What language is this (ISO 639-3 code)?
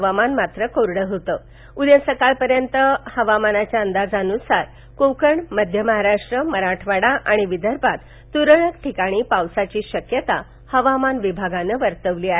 mar